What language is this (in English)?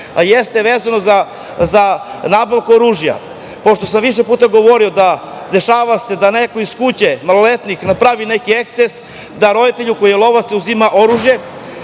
Serbian